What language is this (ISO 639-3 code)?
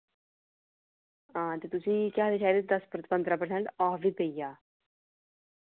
doi